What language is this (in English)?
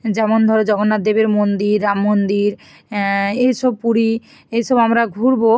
Bangla